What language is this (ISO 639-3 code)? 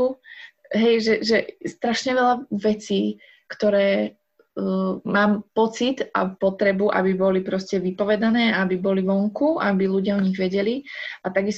slk